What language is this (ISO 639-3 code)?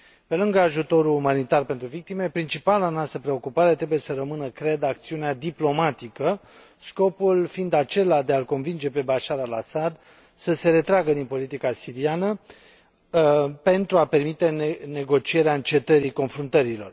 ron